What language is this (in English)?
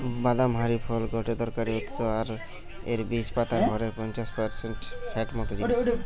Bangla